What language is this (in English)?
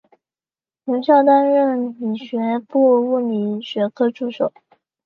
Chinese